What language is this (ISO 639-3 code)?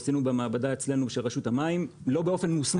heb